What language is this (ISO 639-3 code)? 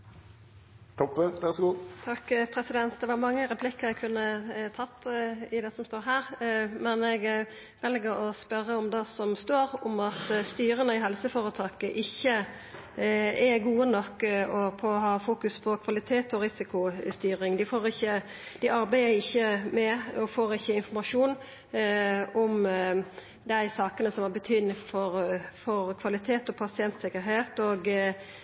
nno